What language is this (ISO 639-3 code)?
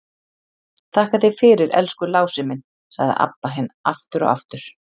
isl